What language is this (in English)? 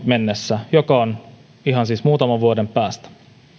Finnish